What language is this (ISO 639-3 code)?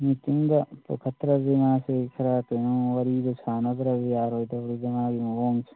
mni